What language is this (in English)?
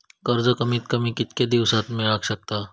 Marathi